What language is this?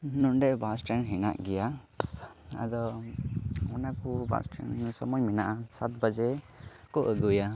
Santali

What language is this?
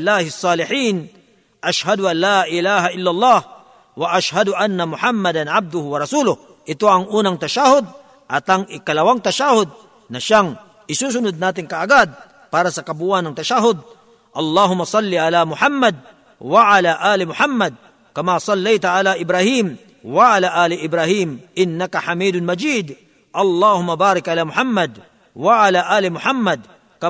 Filipino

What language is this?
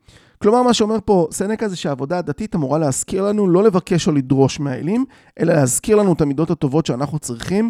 Hebrew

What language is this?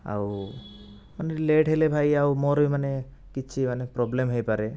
Odia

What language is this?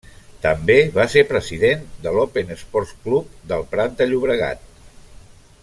Catalan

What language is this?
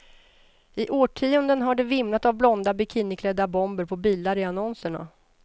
Swedish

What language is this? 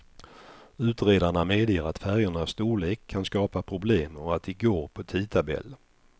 Swedish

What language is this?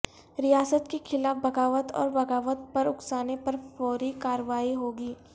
Urdu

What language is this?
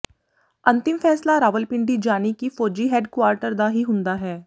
Punjabi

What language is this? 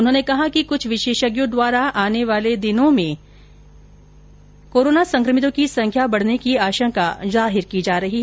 Hindi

